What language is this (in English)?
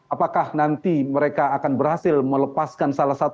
Indonesian